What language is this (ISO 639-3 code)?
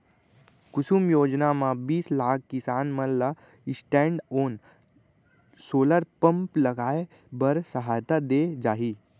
hne